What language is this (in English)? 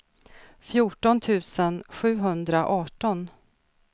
Swedish